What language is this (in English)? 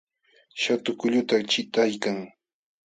Jauja Wanca Quechua